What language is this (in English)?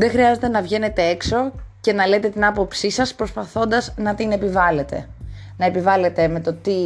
Greek